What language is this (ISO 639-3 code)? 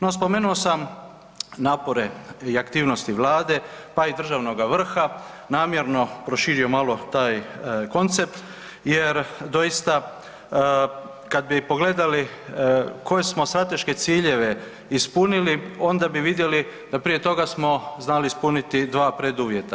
hrv